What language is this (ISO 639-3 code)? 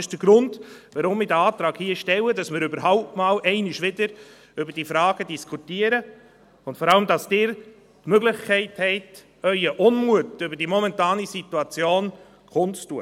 gsw